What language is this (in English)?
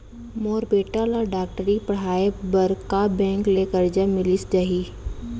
Chhattisgarhi